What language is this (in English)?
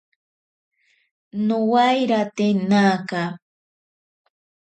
Ashéninka Perené